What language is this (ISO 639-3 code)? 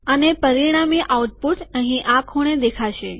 guj